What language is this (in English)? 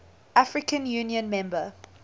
English